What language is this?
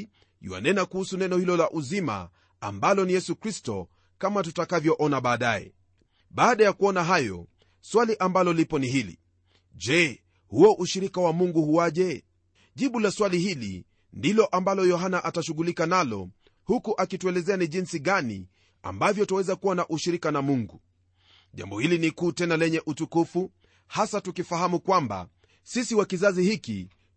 Swahili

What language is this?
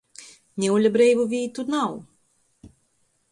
Latgalian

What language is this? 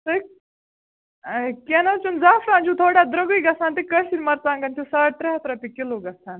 Kashmiri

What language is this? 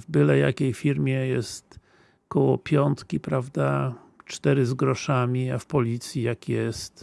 Polish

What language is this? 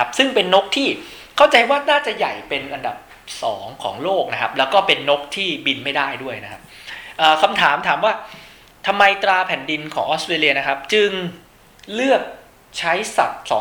Thai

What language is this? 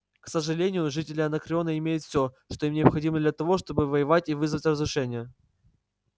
Russian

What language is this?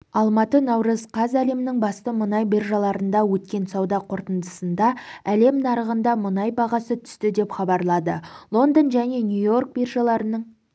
Kazakh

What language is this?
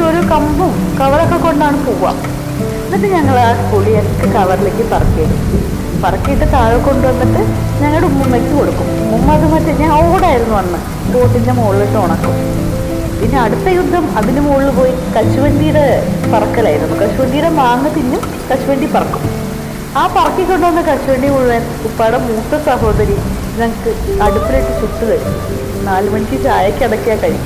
Malayalam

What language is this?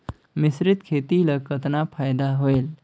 Chhattisgarhi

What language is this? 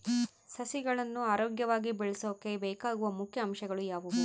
Kannada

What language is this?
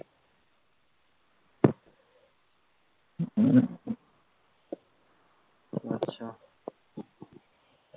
Bangla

